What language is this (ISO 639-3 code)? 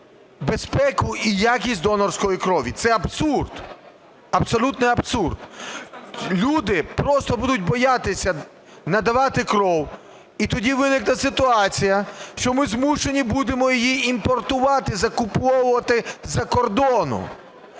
ukr